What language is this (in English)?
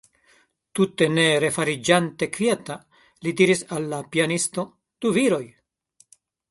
Esperanto